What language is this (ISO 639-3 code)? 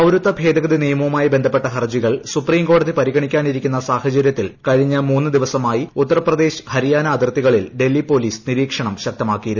mal